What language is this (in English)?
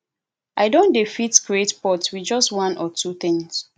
Nigerian Pidgin